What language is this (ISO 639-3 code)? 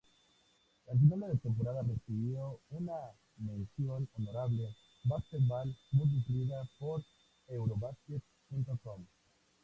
spa